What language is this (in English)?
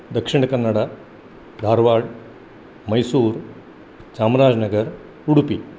Sanskrit